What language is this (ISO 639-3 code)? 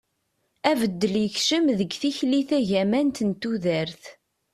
kab